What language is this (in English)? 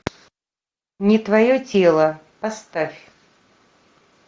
Russian